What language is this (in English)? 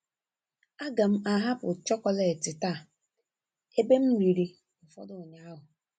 Igbo